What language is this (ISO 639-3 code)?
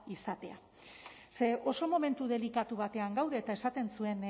eus